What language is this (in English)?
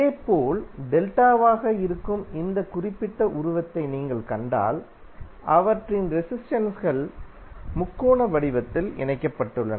Tamil